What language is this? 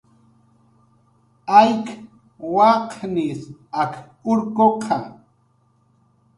Jaqaru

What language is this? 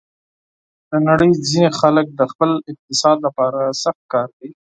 Pashto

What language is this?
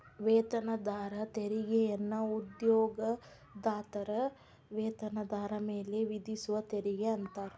Kannada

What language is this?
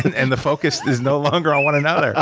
English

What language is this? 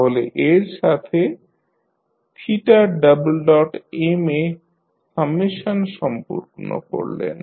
Bangla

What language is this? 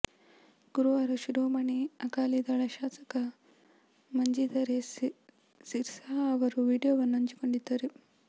Kannada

